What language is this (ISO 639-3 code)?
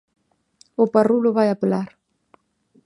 glg